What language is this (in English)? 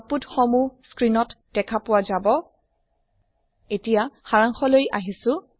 Assamese